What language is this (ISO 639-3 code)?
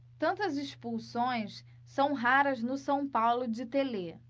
por